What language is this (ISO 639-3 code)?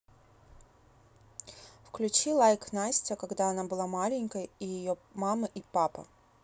rus